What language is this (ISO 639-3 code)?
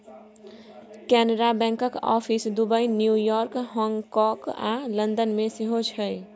mai